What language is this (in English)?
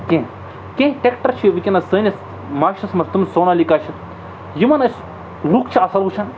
Kashmiri